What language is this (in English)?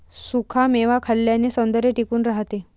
Marathi